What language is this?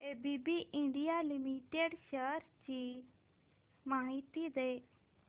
Marathi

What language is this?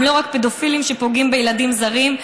Hebrew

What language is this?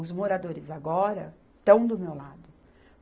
Portuguese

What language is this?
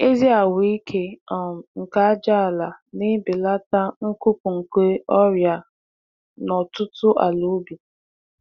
Igbo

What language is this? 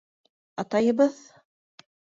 Bashkir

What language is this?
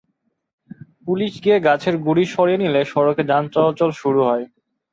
Bangla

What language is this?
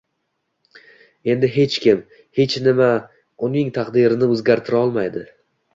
Uzbek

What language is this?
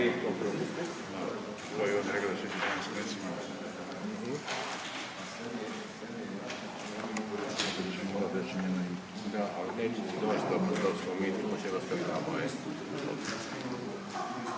Croatian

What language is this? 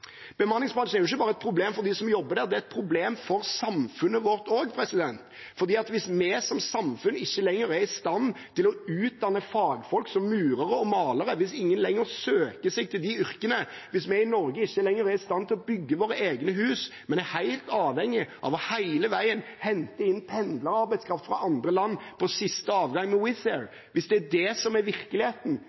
Norwegian Bokmål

